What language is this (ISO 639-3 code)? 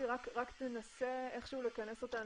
heb